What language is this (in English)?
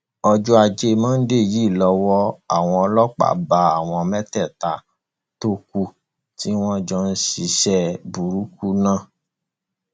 Yoruba